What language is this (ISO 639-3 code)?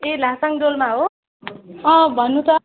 nep